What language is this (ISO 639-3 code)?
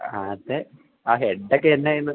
mal